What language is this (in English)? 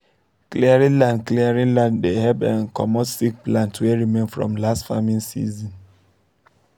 Nigerian Pidgin